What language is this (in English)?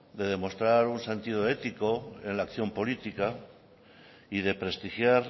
Spanish